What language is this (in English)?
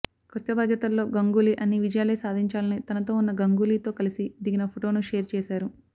Telugu